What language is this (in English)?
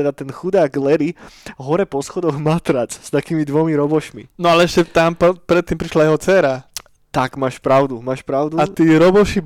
Slovak